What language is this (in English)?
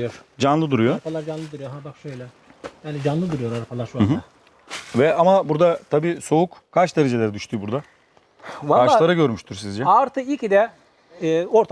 Turkish